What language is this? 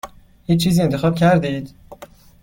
Persian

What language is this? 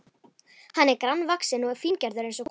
Icelandic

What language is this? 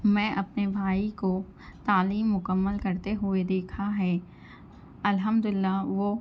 Urdu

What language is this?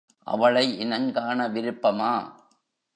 Tamil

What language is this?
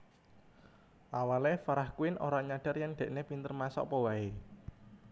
Javanese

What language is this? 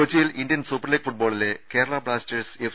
Malayalam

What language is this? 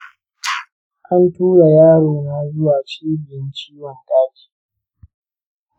Hausa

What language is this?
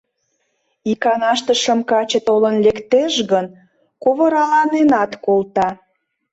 Mari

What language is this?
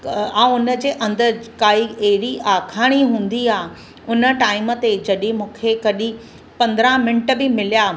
Sindhi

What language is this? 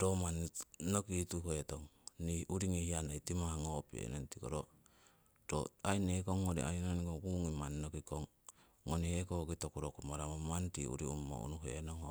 Siwai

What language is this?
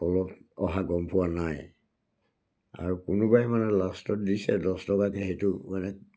Assamese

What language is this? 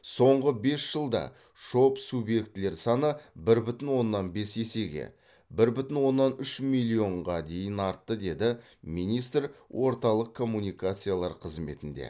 Kazakh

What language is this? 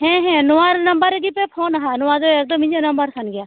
Santali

